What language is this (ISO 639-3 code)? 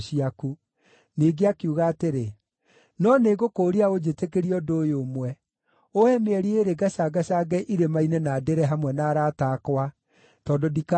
kik